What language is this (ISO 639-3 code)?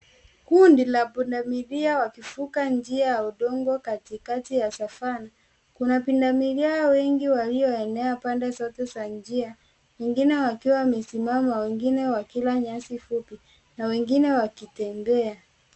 swa